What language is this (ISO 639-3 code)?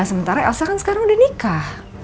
ind